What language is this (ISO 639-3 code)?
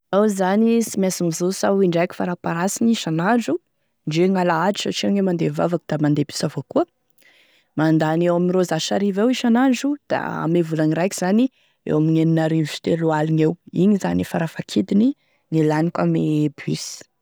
tkg